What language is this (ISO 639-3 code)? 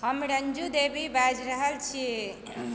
mai